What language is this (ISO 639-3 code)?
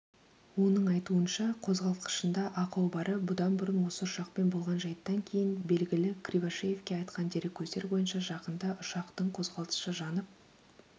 kaz